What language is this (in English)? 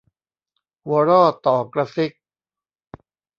Thai